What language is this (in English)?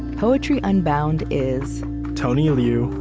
English